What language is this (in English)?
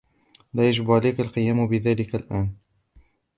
Arabic